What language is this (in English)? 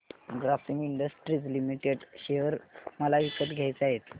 Marathi